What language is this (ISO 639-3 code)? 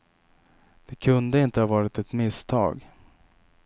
swe